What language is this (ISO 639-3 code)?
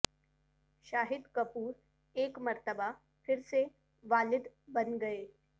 urd